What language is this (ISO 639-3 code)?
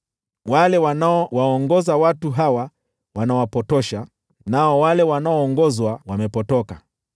swa